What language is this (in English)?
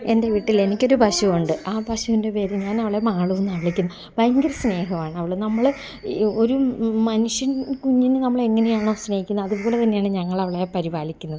Malayalam